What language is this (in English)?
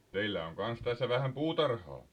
Finnish